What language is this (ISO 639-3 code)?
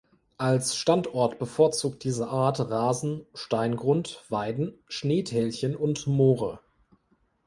deu